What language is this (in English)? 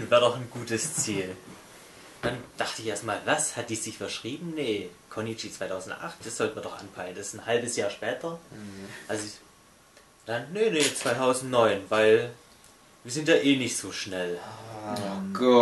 German